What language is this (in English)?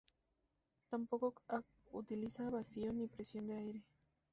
Spanish